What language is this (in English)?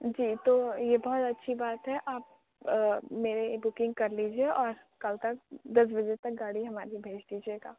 Urdu